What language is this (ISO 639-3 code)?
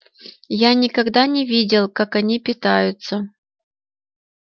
rus